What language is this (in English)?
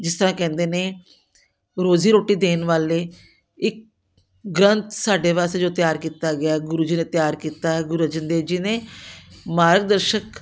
Punjabi